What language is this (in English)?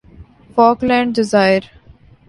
Urdu